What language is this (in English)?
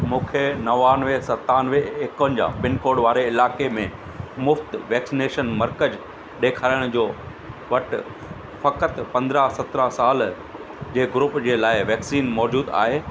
Sindhi